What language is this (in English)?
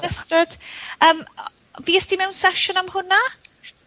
Welsh